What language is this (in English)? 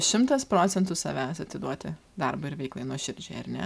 Lithuanian